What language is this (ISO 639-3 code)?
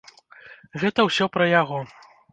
bel